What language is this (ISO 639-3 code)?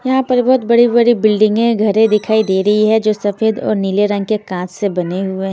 hin